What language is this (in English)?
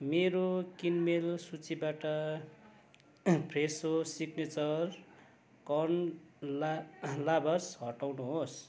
Nepali